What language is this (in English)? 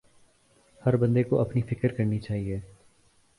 Urdu